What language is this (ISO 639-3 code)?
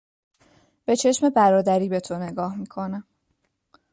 fas